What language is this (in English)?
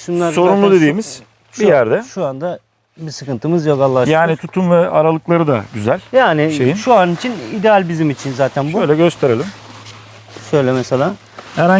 Turkish